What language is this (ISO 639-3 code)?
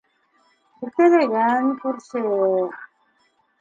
bak